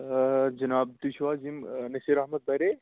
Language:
Kashmiri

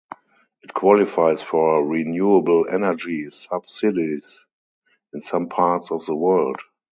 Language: English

